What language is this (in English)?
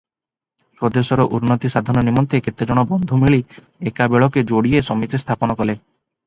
Odia